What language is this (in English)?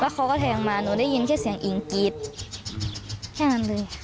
Thai